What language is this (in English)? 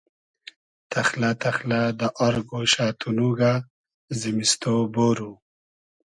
Hazaragi